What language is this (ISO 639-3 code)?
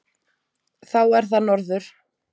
isl